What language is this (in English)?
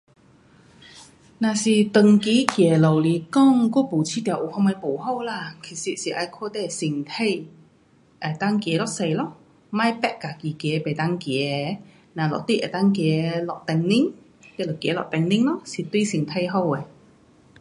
Pu-Xian Chinese